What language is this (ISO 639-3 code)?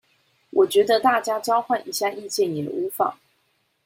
zho